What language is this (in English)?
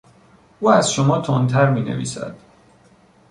Persian